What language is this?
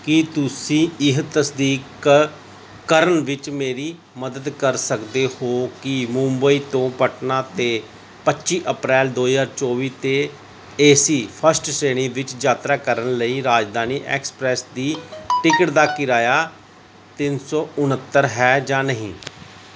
Punjabi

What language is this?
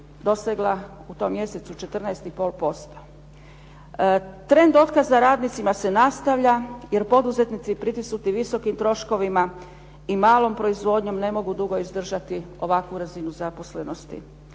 Croatian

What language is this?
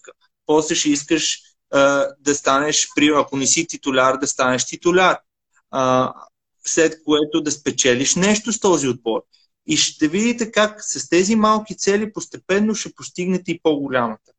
Bulgarian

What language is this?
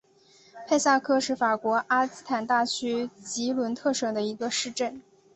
Chinese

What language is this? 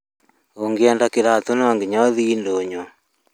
Kikuyu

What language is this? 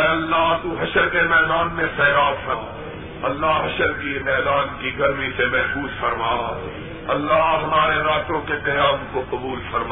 Urdu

